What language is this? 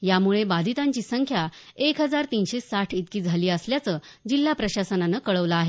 Marathi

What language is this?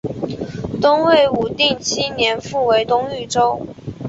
Chinese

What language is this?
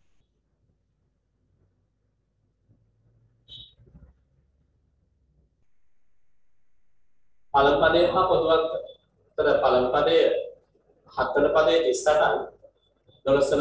Indonesian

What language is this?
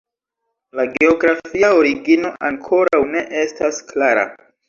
Esperanto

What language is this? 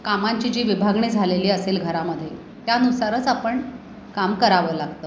Marathi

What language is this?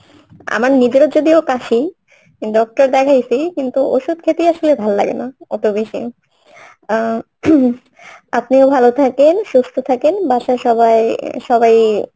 Bangla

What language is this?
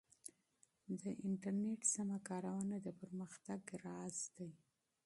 Pashto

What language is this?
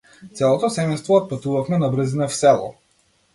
Macedonian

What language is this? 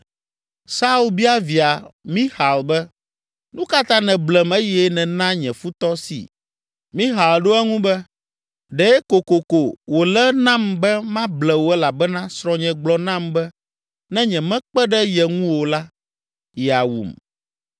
Ewe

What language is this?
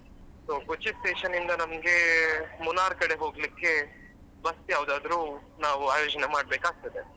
Kannada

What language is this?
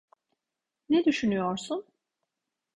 Turkish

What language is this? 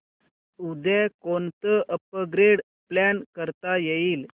Marathi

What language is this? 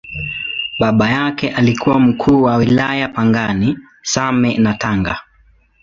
Swahili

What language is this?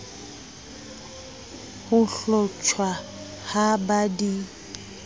Southern Sotho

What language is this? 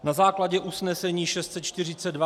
Czech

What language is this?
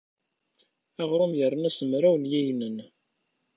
Kabyle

